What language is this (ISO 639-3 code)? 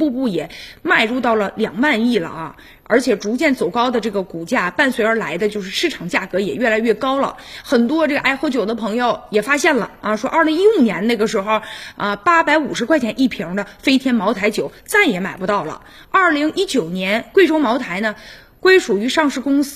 zho